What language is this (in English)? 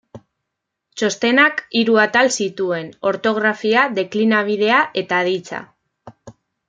Basque